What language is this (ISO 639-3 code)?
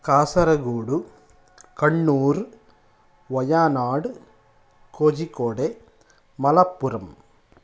san